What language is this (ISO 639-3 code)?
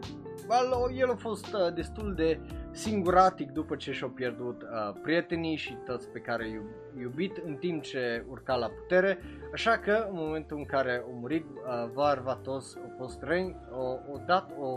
ron